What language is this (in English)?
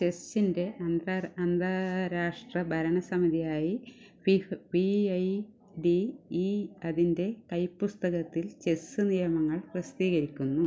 Malayalam